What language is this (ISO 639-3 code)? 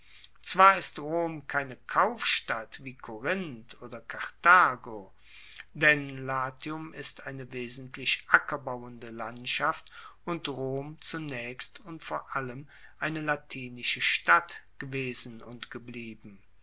deu